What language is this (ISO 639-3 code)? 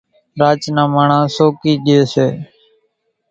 gjk